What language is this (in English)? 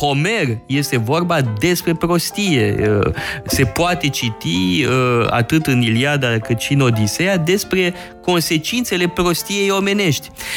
Romanian